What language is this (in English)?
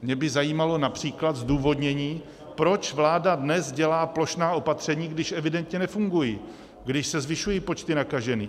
Czech